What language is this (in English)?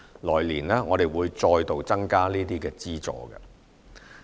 Cantonese